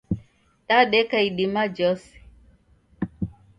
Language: Taita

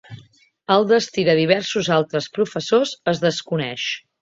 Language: Catalan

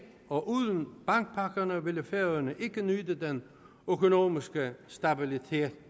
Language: Danish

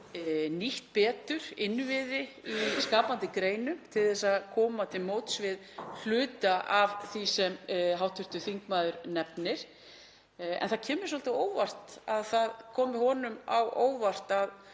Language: Icelandic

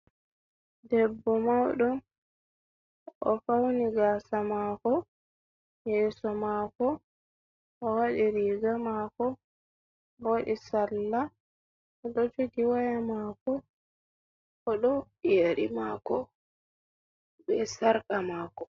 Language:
Fula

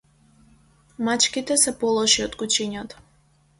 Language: Macedonian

